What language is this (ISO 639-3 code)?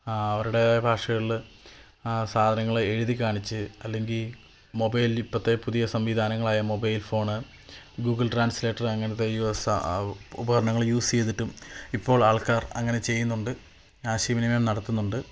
mal